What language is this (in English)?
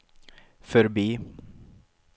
Swedish